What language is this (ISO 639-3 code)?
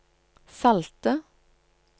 nor